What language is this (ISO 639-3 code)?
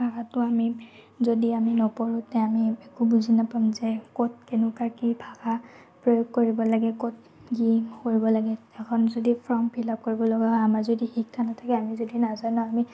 asm